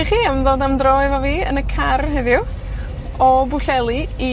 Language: Welsh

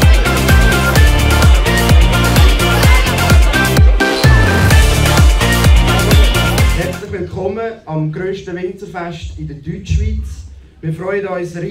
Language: German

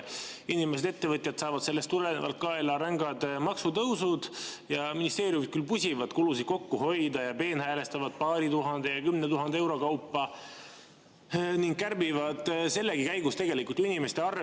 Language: Estonian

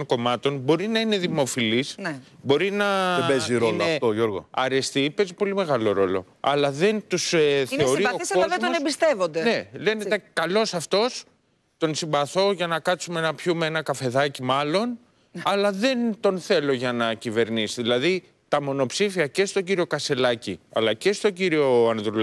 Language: Greek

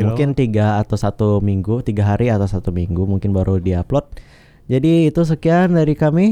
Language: Indonesian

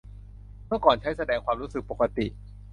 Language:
Thai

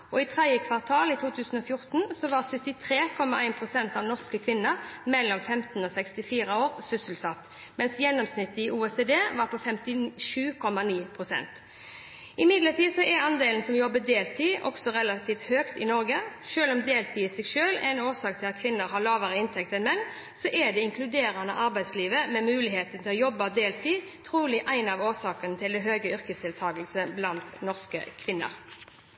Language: Norwegian Bokmål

